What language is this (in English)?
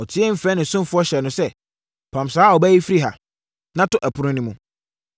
Akan